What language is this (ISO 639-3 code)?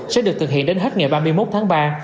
vie